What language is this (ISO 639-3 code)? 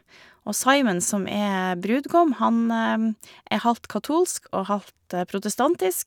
nor